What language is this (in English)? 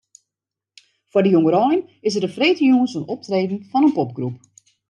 Western Frisian